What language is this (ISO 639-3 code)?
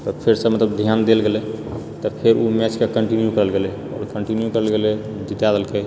mai